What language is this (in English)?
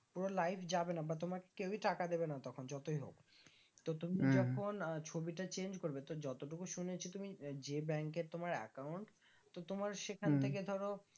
Bangla